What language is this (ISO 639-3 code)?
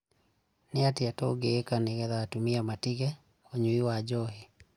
kik